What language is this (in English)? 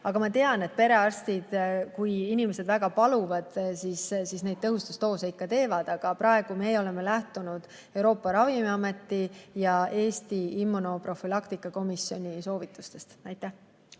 Estonian